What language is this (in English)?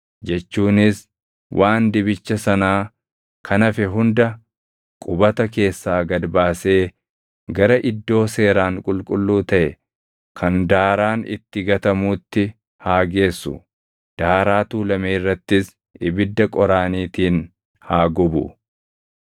Oromo